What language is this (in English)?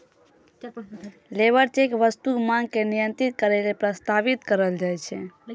Maithili